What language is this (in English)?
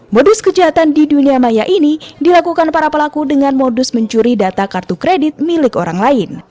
Indonesian